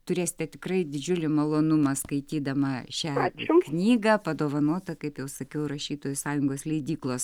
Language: Lithuanian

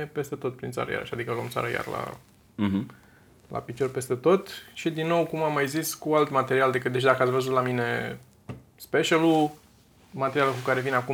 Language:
Romanian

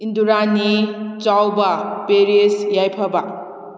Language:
Manipuri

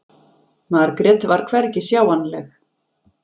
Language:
Icelandic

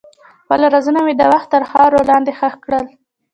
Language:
Pashto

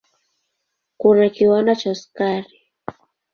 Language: Swahili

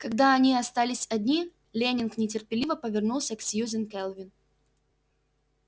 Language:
Russian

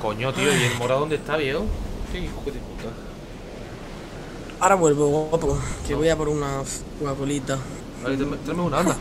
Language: Spanish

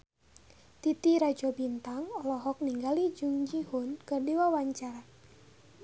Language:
Sundanese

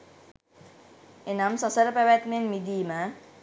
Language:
Sinhala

